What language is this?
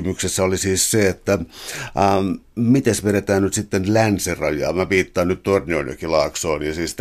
Finnish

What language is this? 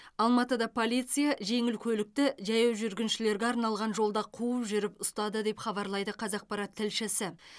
Kazakh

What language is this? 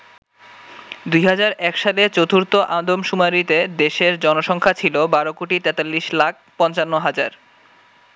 Bangla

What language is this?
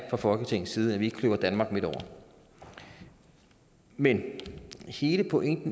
Danish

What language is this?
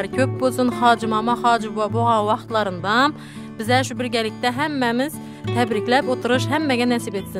Turkish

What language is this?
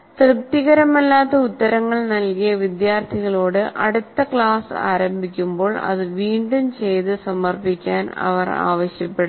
Malayalam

